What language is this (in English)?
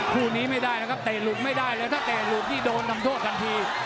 Thai